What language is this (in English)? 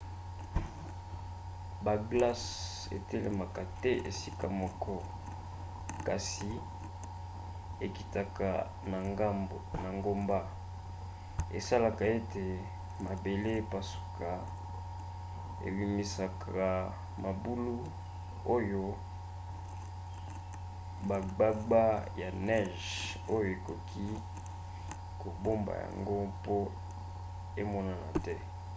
Lingala